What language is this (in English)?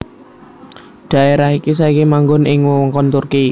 Javanese